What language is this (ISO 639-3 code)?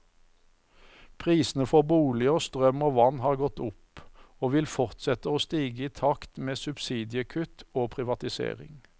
nor